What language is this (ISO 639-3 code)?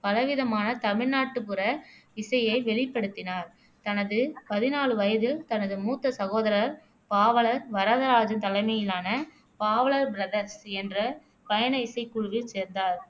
tam